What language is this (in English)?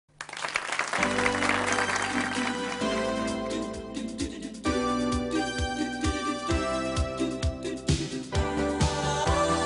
Danish